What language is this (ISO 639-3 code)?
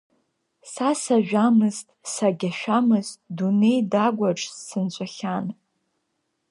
abk